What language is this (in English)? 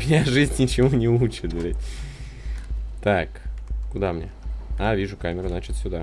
Russian